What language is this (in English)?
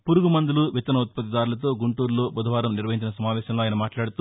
Telugu